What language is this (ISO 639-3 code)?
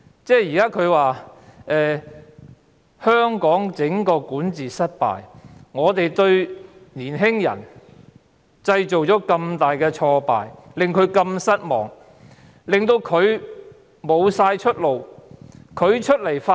yue